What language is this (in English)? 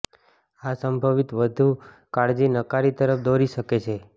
Gujarati